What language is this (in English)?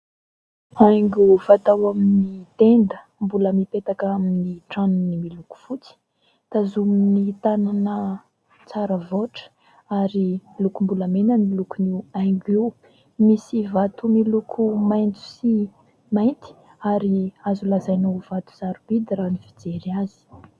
Malagasy